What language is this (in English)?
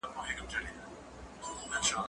Pashto